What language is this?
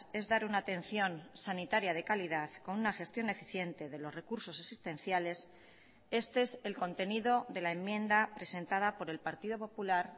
Spanish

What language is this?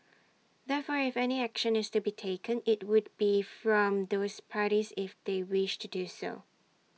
English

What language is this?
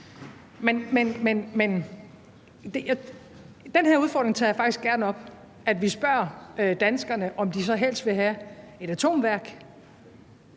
Danish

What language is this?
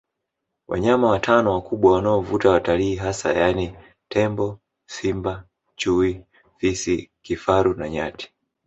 Swahili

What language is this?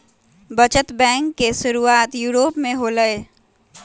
Magahi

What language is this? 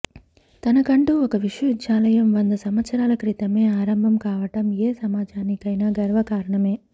Telugu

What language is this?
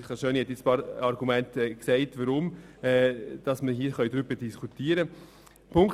Swiss German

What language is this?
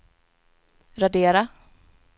Swedish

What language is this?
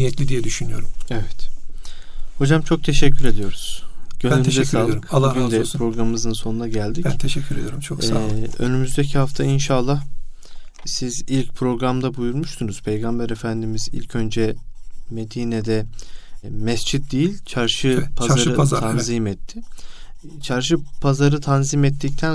Turkish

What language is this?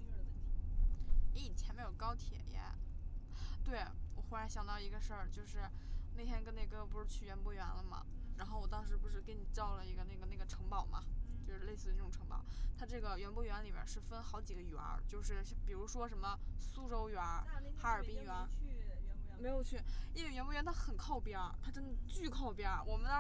Chinese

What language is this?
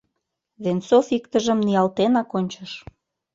Mari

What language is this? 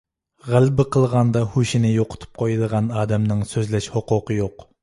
Uyghur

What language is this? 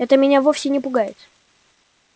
Russian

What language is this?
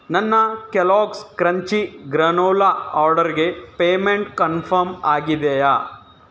Kannada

